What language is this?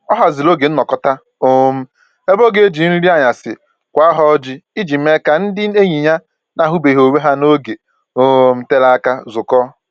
Igbo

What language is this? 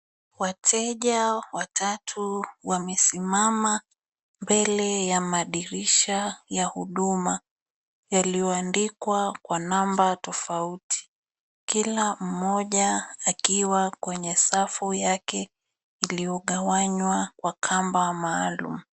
Swahili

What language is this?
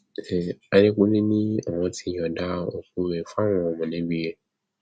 Yoruba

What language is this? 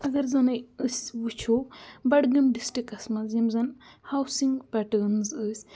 Kashmiri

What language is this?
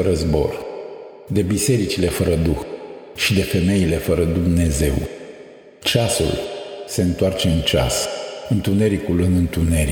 Romanian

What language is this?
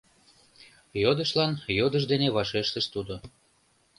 Mari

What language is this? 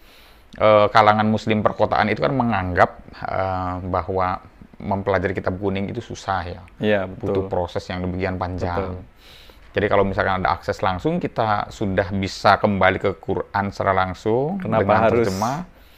Indonesian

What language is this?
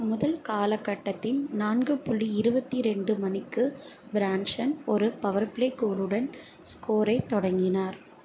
Tamil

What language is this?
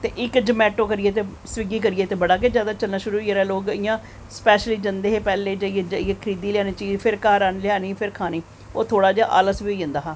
Dogri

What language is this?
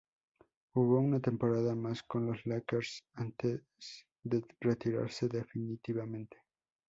Spanish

